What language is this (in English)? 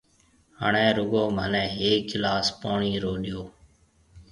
Marwari (Pakistan)